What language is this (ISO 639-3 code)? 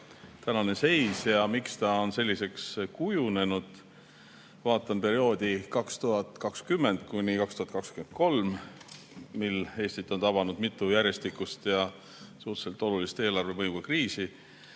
est